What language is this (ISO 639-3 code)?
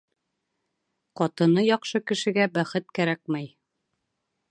bak